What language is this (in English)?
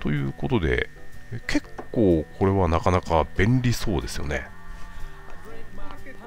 Japanese